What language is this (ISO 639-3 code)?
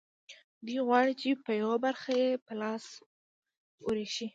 pus